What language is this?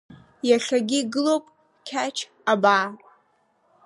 Abkhazian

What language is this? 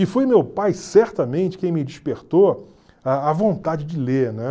Portuguese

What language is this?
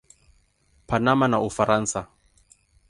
Swahili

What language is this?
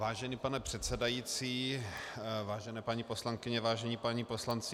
Czech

